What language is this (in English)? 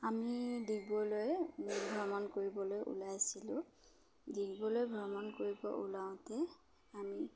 Assamese